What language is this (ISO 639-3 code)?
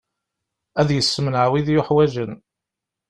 kab